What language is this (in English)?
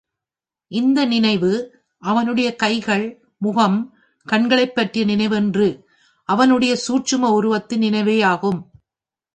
Tamil